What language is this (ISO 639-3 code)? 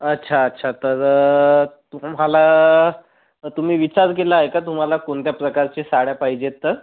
mar